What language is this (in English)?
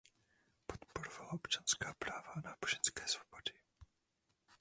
Czech